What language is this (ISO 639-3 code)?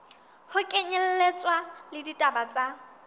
sot